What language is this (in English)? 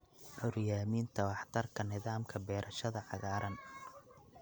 Somali